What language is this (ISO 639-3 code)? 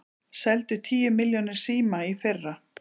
isl